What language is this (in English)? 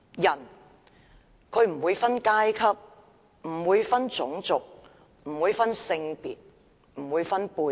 Cantonese